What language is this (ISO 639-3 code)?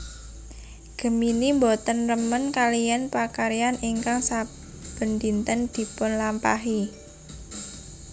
jav